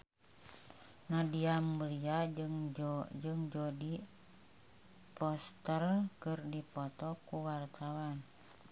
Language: Sundanese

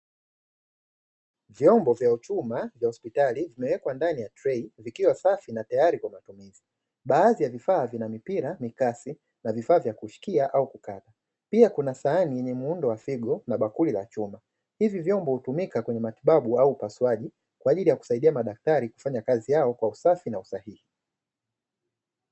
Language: Swahili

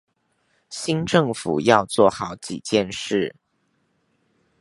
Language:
Chinese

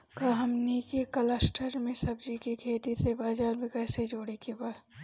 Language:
Bhojpuri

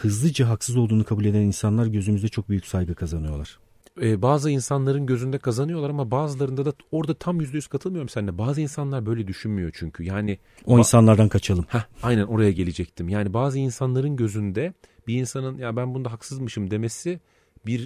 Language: Turkish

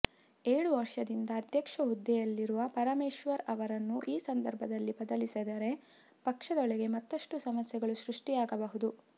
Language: Kannada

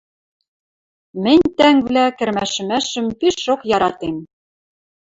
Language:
Western Mari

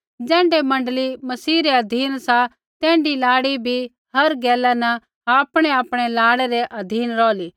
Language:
Kullu Pahari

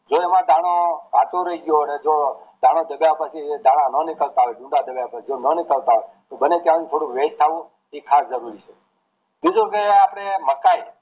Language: Gujarati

